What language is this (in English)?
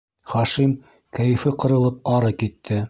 Bashkir